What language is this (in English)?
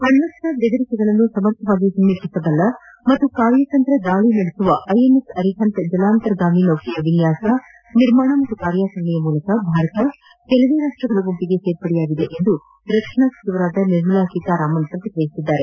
Kannada